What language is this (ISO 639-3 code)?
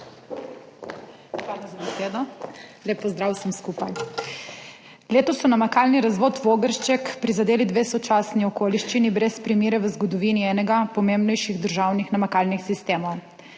slv